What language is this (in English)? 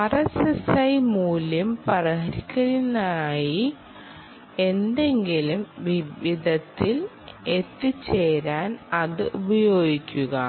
Malayalam